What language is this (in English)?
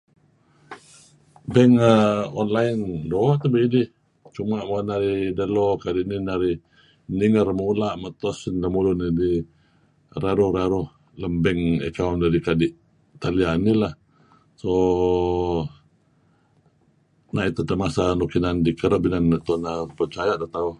Kelabit